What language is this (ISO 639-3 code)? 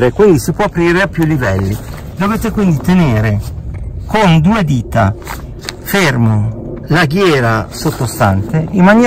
ita